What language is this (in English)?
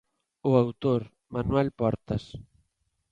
Galician